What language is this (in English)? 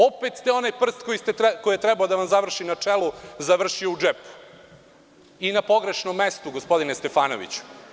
Serbian